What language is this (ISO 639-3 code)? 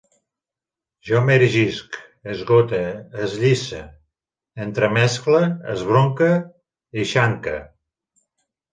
cat